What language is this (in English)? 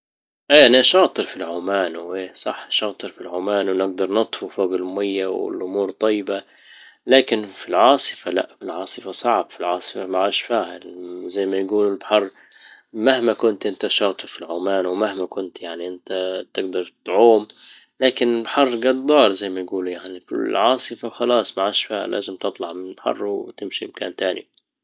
Libyan Arabic